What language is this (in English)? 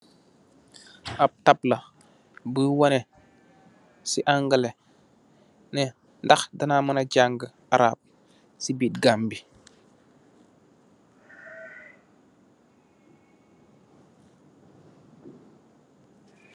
Wolof